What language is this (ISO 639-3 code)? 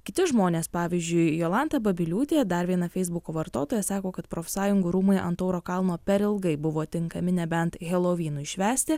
lit